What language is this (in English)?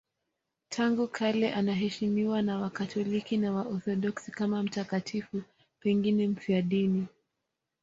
Swahili